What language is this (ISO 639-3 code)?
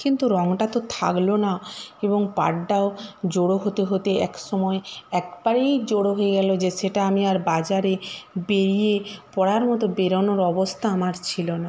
ben